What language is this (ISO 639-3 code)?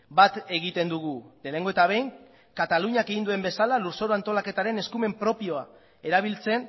eus